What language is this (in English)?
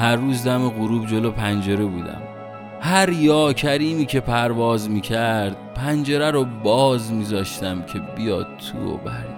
Persian